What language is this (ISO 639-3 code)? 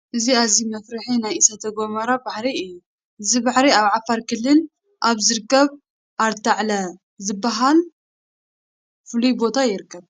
tir